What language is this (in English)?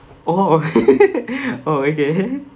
English